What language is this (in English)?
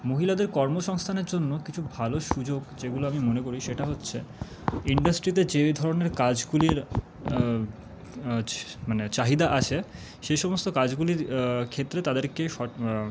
Bangla